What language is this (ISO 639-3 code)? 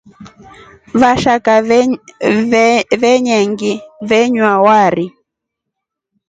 rof